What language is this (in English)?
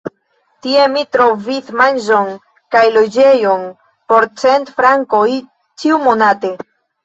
Esperanto